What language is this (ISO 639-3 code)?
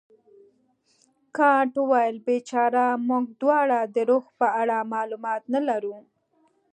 pus